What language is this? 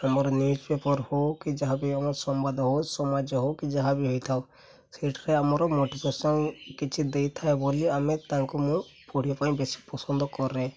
Odia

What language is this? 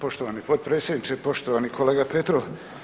Croatian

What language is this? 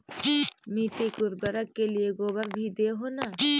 Magahi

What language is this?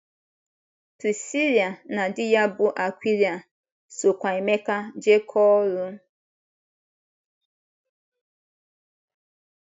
Igbo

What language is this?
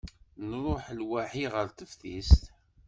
Kabyle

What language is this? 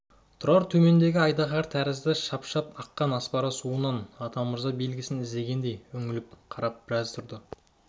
Kazakh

